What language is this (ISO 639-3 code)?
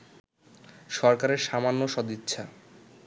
ben